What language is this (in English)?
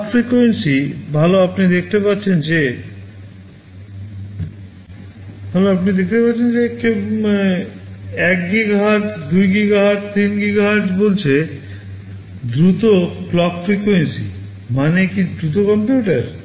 Bangla